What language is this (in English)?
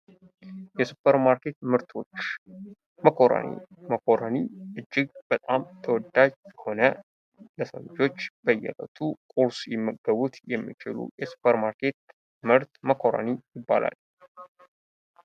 Amharic